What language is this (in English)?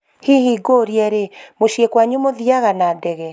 Kikuyu